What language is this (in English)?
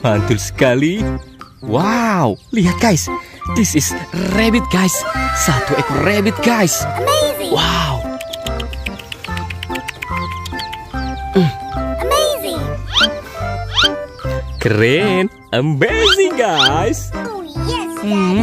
Indonesian